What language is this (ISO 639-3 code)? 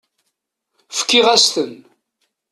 kab